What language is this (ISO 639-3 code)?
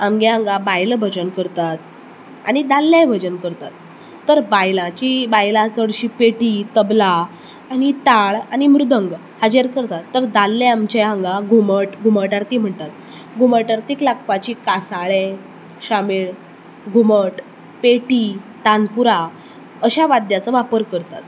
kok